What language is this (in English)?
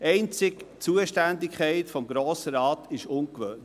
Swiss German